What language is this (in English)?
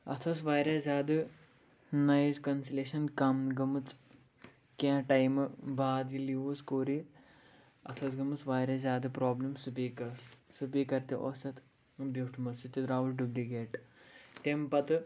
Kashmiri